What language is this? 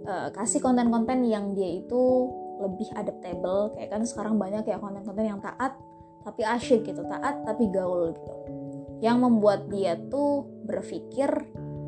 Indonesian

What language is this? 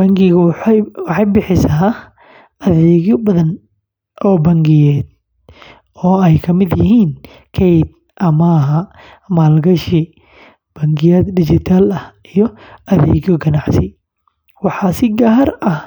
Somali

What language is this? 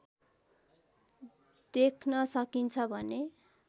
Nepali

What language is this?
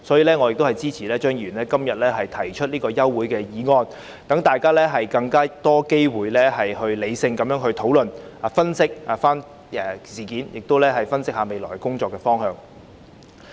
Cantonese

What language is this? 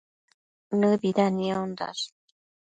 Matsés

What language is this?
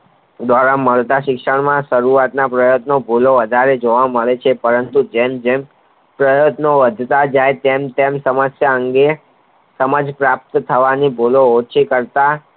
Gujarati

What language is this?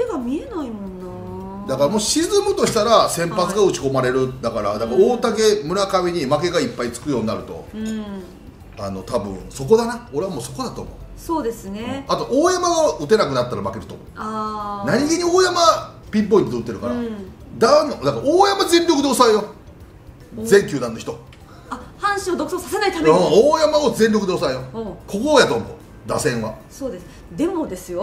Japanese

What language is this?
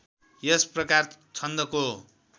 Nepali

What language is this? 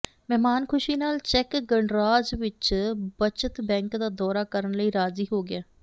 Punjabi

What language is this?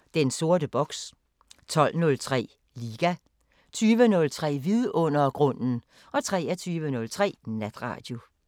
Danish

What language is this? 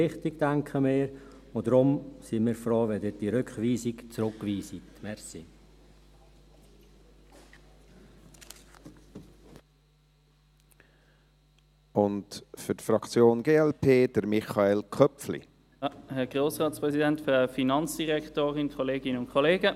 Swiss German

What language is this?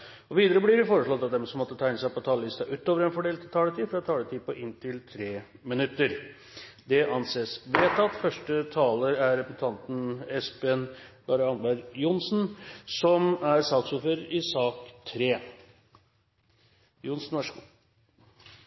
Norwegian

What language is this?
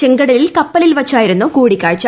Malayalam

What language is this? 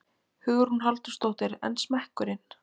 Icelandic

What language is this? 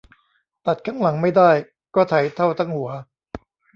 Thai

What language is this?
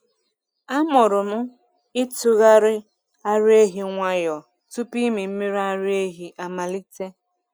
Igbo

